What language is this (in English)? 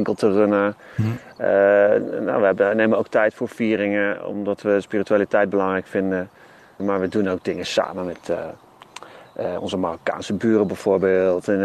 Dutch